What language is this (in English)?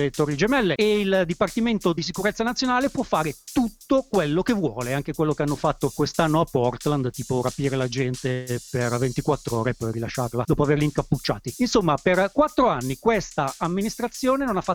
Italian